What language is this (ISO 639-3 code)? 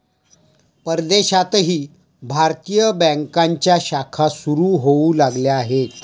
mar